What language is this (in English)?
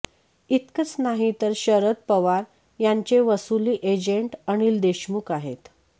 Marathi